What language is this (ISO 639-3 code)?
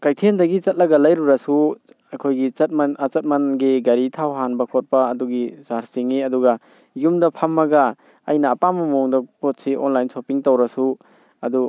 mni